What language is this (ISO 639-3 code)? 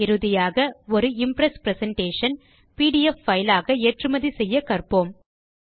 tam